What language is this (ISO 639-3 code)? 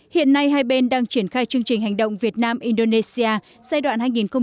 vie